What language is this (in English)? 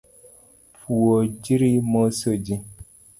Luo (Kenya and Tanzania)